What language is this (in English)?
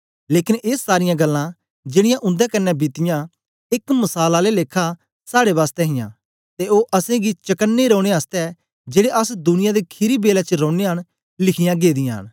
Dogri